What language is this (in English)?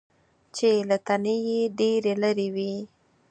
Pashto